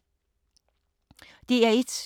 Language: Danish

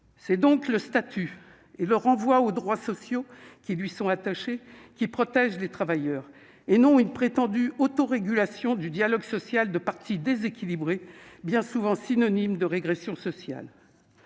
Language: French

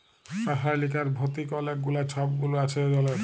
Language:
Bangla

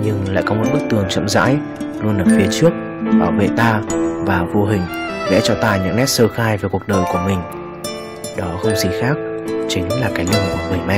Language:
Vietnamese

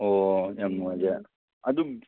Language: Manipuri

